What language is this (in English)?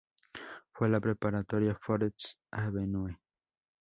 Spanish